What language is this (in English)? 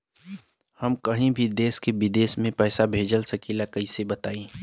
Bhojpuri